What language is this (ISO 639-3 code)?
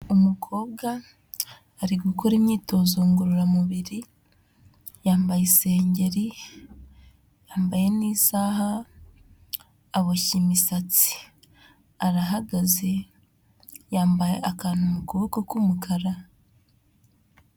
kin